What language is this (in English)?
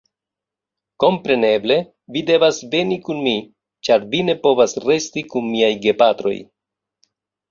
Esperanto